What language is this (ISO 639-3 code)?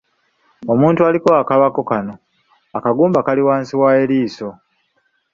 lug